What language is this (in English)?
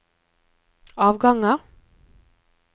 Norwegian